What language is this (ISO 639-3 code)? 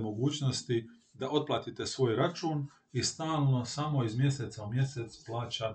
hrv